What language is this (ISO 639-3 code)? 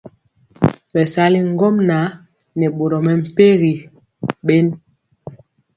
mcx